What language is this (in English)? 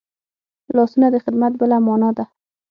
Pashto